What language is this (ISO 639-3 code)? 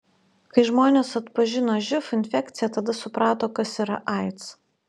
lit